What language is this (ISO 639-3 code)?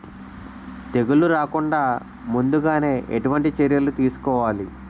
tel